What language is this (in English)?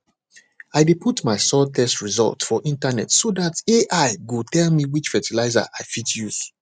Nigerian Pidgin